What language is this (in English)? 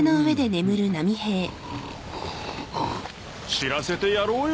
Japanese